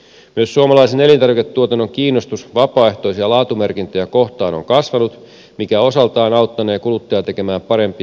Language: Finnish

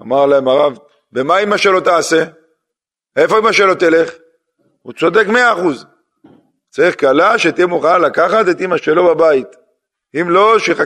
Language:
Hebrew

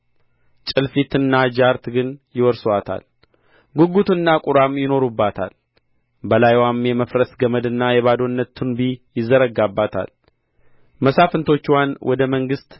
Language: Amharic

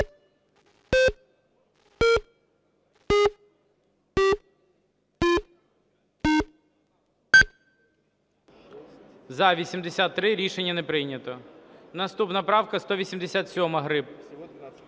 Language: Ukrainian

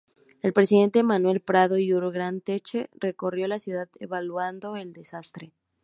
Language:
Spanish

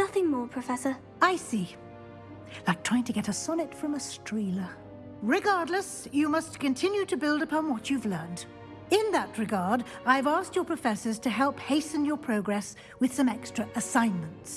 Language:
English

